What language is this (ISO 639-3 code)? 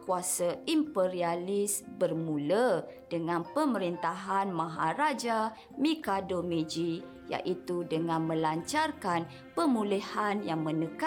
msa